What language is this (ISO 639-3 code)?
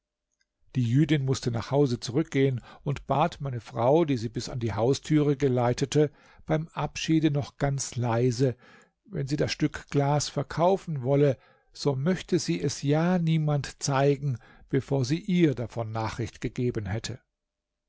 deu